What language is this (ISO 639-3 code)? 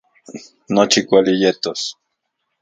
ncx